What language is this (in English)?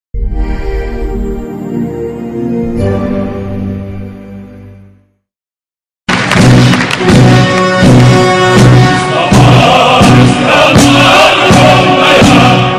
Russian